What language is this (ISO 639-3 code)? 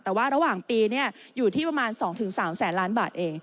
tha